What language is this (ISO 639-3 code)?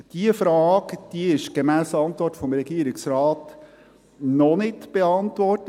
gsw